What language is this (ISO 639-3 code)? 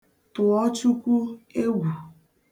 ibo